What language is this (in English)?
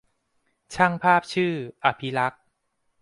Thai